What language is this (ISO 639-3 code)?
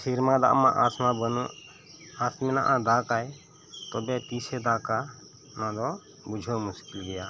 sat